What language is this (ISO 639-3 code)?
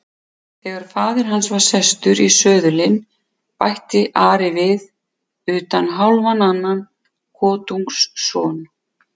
isl